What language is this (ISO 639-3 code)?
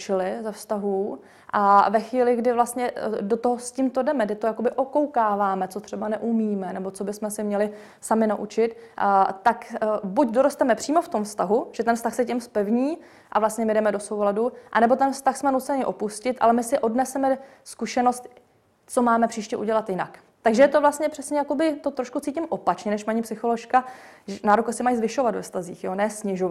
ces